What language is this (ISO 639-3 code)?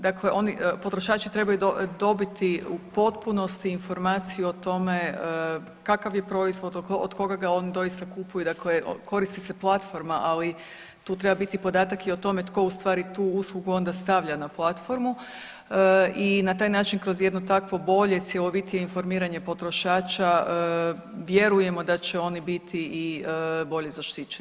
hrv